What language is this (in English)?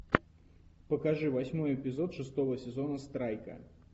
Russian